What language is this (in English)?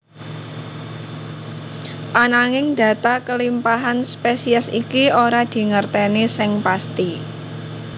Javanese